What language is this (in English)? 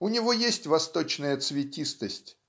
Russian